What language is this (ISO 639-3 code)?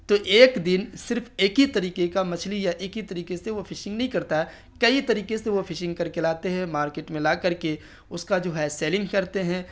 urd